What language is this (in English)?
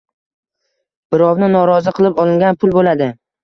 Uzbek